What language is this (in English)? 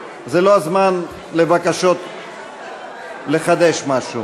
Hebrew